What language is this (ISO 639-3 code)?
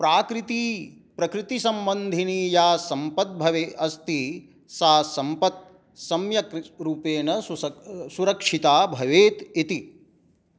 san